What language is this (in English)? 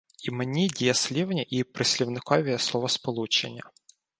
Ukrainian